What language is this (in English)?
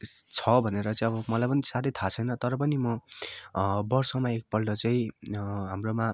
Nepali